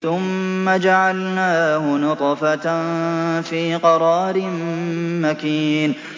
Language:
Arabic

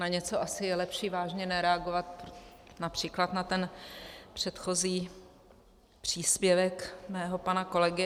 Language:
Czech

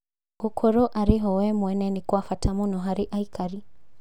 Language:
Kikuyu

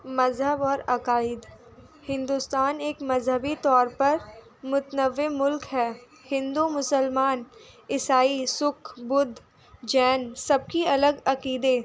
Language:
Urdu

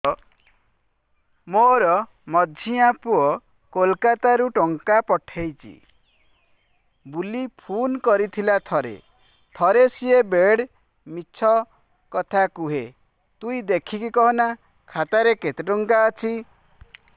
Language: Odia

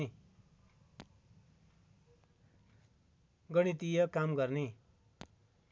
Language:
Nepali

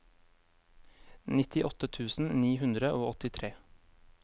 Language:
Norwegian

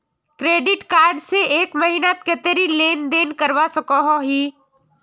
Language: Magahi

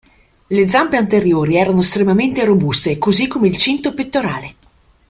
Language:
Italian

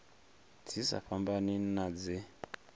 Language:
Venda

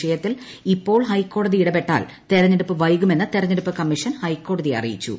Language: Malayalam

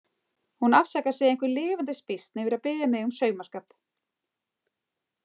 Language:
Icelandic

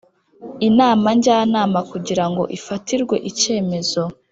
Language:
Kinyarwanda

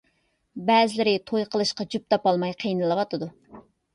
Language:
Uyghur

